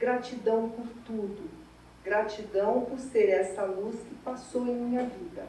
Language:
Portuguese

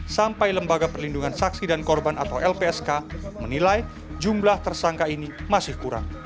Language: Indonesian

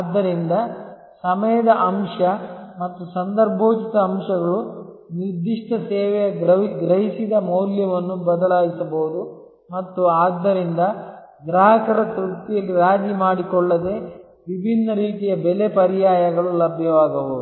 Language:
Kannada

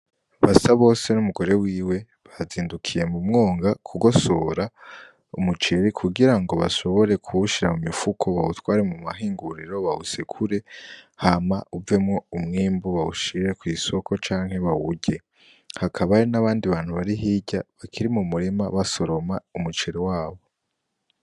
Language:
Rundi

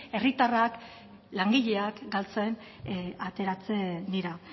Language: Basque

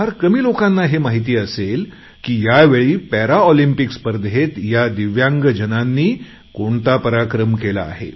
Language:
Marathi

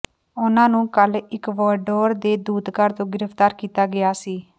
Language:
Punjabi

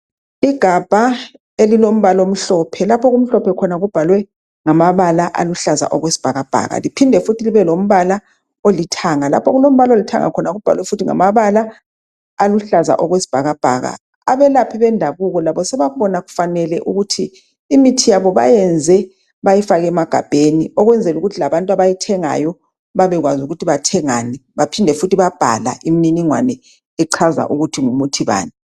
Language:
North Ndebele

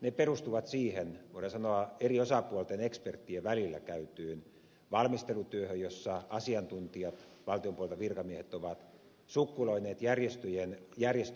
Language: Finnish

